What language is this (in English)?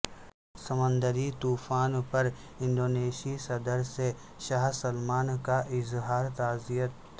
Urdu